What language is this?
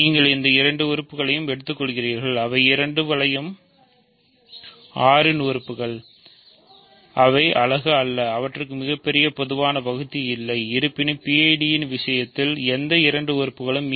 Tamil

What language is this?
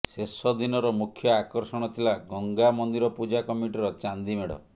Odia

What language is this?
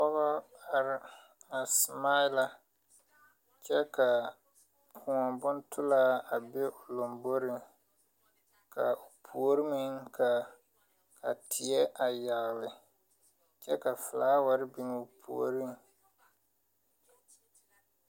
Southern Dagaare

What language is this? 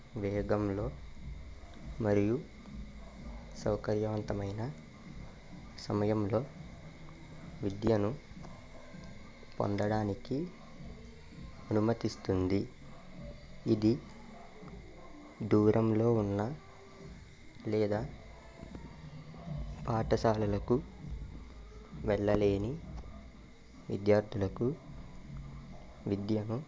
Telugu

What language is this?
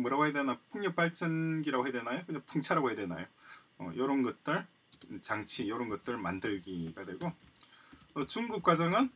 Korean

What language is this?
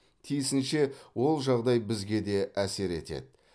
Kazakh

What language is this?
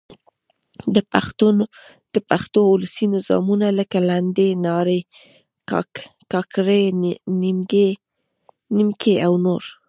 Pashto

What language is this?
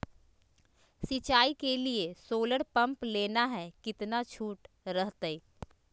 Magahi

